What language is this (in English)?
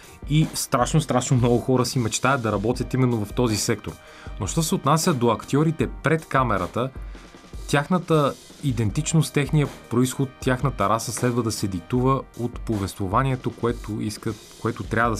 Bulgarian